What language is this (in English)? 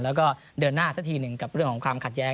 Thai